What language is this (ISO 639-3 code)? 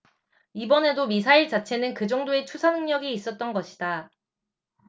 kor